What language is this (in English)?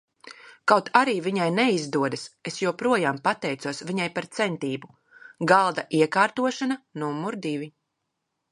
Latvian